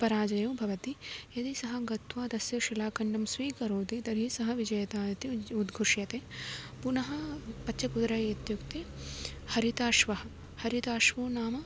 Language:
Sanskrit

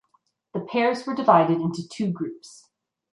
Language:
English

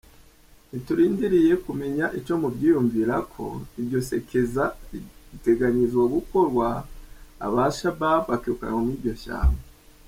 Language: Kinyarwanda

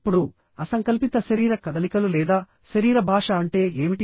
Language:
Telugu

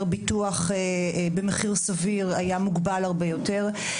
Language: Hebrew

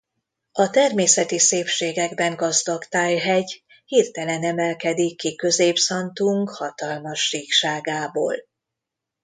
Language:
Hungarian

